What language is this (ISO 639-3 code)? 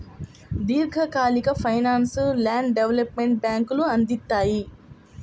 tel